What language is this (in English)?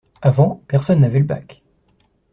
French